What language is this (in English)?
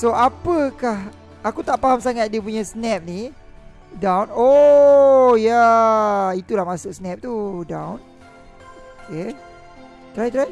Malay